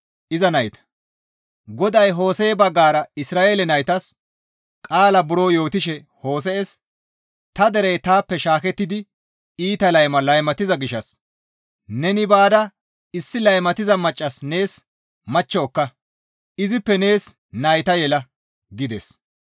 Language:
Gamo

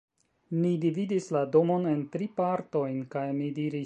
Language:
Esperanto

